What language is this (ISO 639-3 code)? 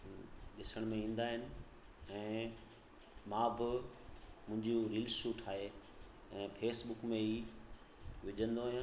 snd